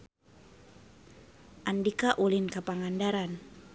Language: Sundanese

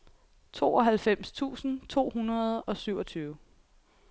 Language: Danish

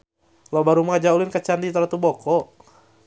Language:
Sundanese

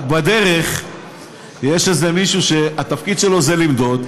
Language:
Hebrew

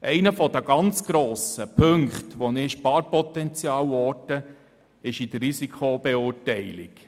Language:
Swiss German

